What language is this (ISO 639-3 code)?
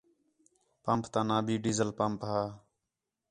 xhe